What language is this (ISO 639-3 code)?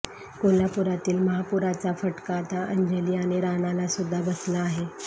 mar